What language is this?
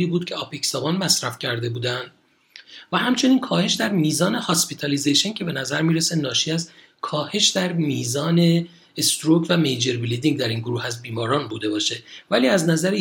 Persian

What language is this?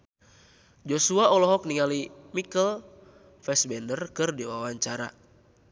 Sundanese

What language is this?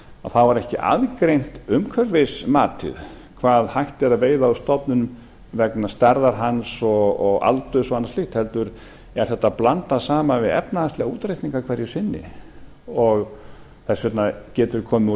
Icelandic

